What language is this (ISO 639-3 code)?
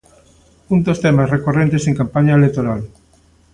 glg